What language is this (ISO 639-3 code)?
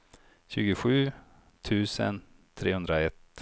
swe